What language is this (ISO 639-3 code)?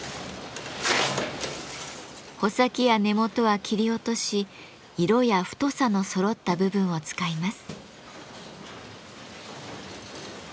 jpn